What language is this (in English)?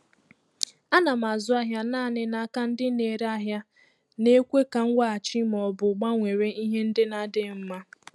Igbo